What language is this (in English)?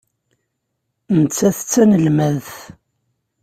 Kabyle